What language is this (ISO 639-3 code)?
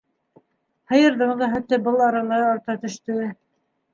bak